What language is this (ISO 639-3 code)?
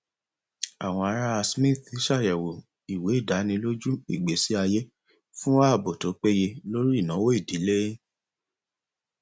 yor